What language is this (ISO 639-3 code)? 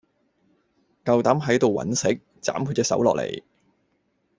yue